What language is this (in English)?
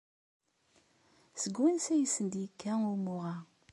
Kabyle